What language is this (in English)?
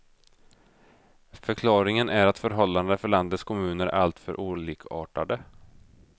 Swedish